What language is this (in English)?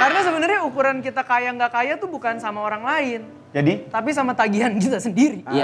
Indonesian